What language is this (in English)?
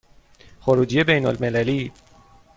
Persian